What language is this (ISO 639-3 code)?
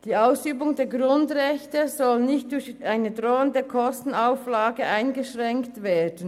gsw